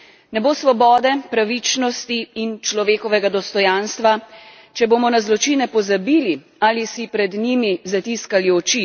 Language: Slovenian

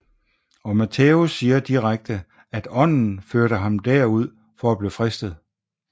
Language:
Danish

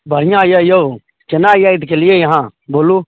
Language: Maithili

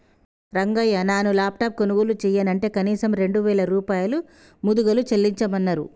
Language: Telugu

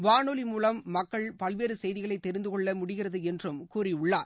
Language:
Tamil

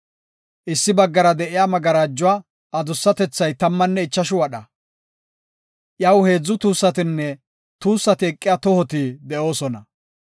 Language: Gofa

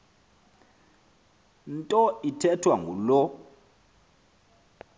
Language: Xhosa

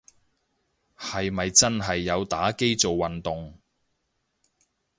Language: Cantonese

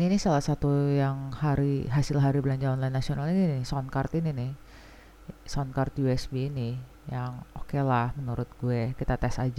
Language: Indonesian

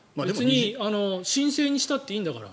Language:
Japanese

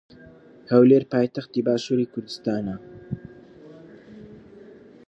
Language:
Central Kurdish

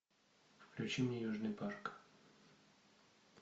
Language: Russian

